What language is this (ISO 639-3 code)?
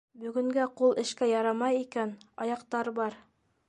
bak